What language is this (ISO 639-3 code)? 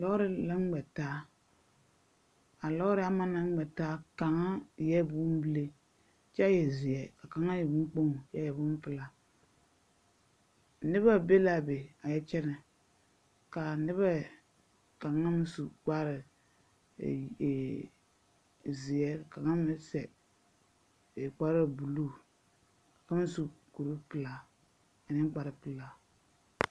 dga